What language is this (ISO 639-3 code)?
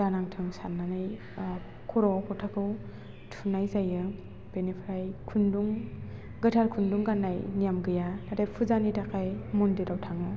brx